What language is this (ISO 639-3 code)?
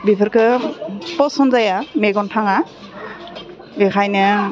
brx